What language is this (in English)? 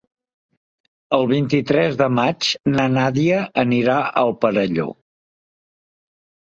Catalan